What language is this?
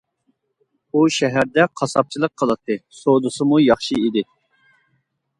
Uyghur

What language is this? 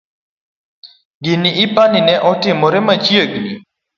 Luo (Kenya and Tanzania)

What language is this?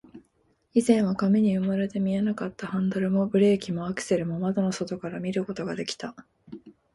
Japanese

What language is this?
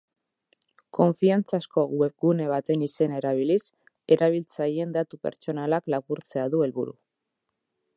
Basque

